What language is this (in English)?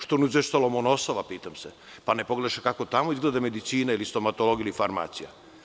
Serbian